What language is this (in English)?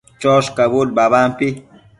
Matsés